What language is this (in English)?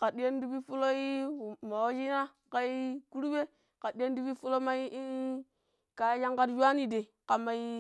Pero